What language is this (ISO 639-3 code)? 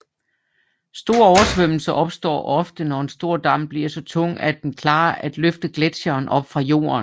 dan